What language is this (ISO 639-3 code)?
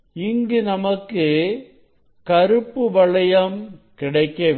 tam